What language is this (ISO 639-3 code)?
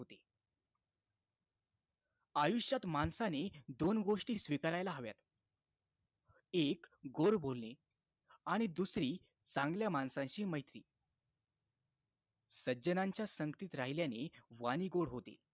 mar